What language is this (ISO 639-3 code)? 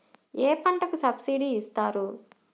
tel